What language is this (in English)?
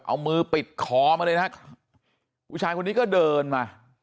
Thai